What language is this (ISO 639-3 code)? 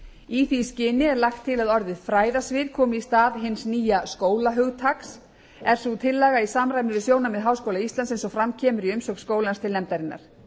isl